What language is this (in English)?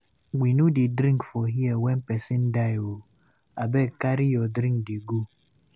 Nigerian Pidgin